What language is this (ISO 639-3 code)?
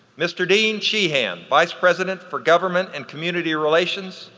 eng